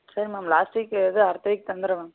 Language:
Tamil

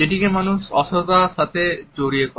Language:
Bangla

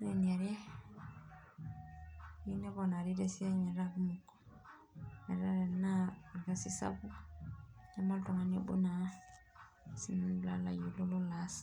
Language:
Masai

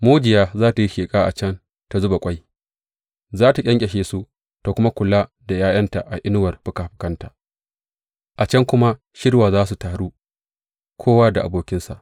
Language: Hausa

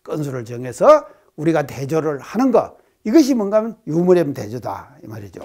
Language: Korean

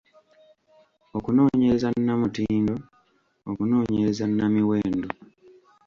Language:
Ganda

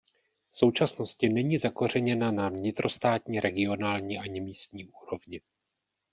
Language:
Czech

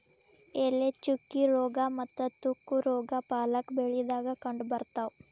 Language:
Kannada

